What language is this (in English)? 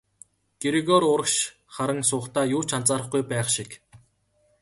Mongolian